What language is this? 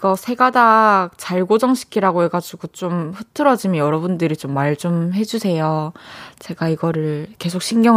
Korean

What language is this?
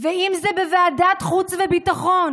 Hebrew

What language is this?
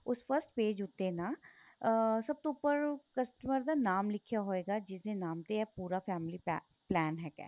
Punjabi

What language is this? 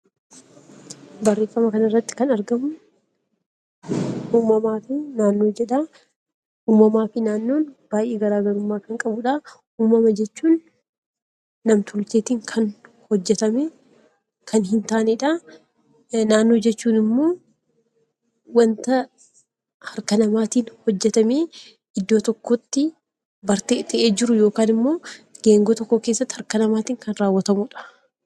Oromo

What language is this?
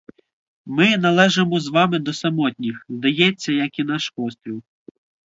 Ukrainian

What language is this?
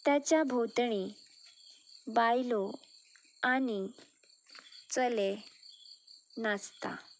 Konkani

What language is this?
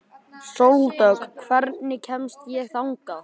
Icelandic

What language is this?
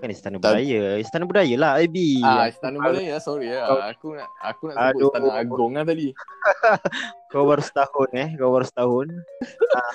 Malay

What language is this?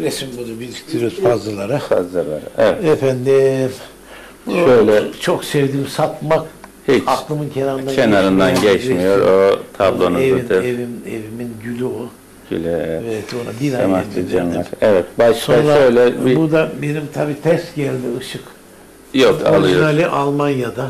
Turkish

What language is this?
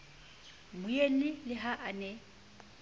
Southern Sotho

